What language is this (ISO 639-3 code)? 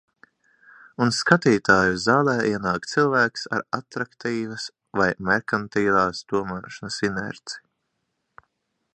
lav